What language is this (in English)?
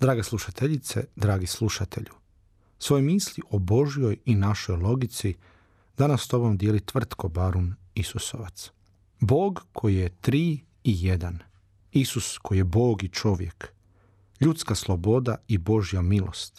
Croatian